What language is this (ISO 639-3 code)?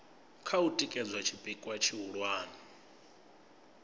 ven